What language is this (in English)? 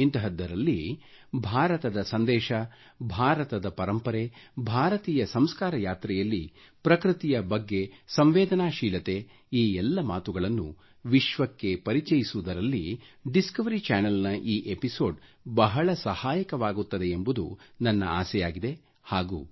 Kannada